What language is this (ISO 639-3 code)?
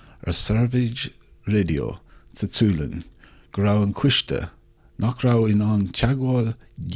gle